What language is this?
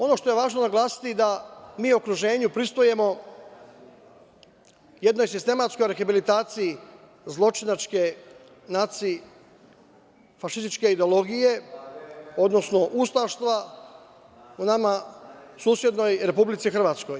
Serbian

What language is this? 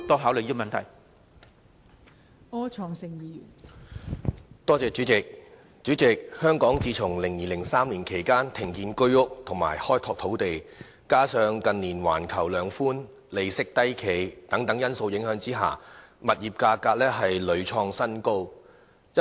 Cantonese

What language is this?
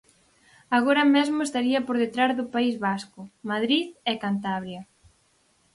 Galician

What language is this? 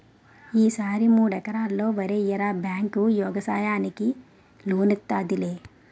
Telugu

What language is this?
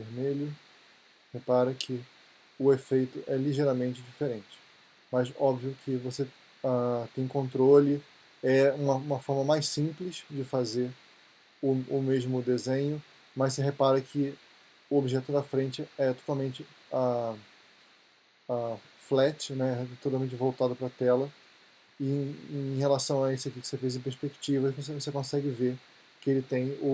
Portuguese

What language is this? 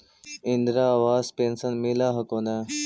Magahi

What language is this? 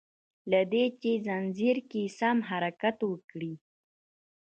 Pashto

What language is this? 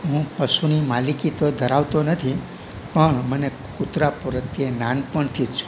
Gujarati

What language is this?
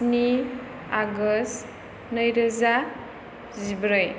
Bodo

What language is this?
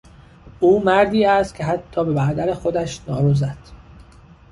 Persian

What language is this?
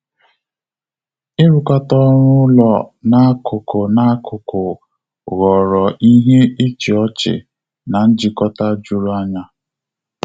Igbo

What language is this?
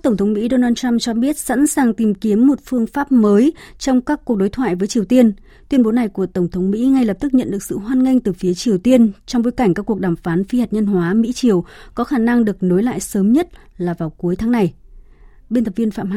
Vietnamese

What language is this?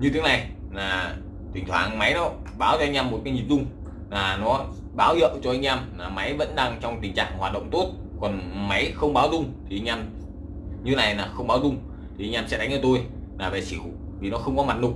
Vietnamese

